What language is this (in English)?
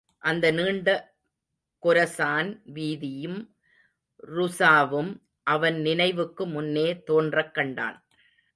Tamil